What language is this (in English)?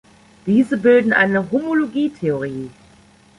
German